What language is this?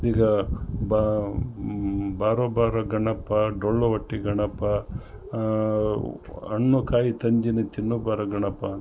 Kannada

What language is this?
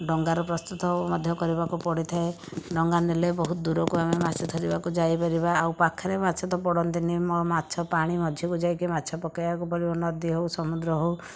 Odia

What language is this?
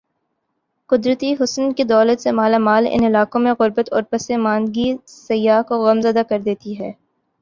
Urdu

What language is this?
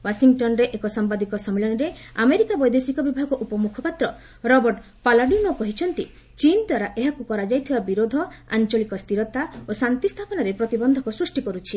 Odia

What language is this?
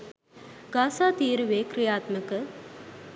Sinhala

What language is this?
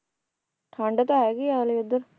Punjabi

